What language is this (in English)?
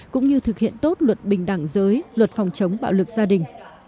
Vietnamese